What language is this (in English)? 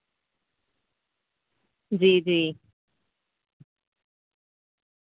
Urdu